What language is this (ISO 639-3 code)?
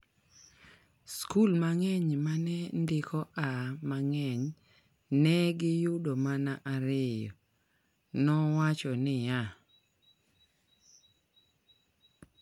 luo